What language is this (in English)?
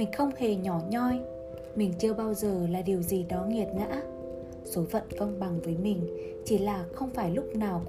Vietnamese